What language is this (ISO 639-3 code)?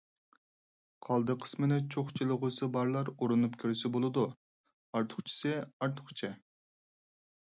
uig